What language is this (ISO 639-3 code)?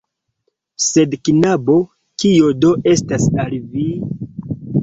epo